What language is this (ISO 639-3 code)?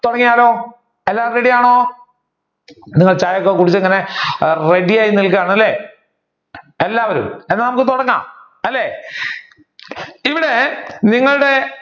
mal